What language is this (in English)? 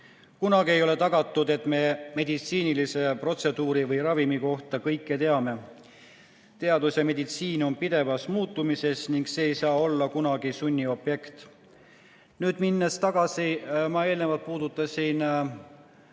Estonian